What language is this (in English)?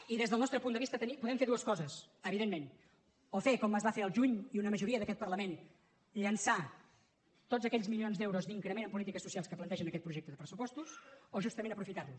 Catalan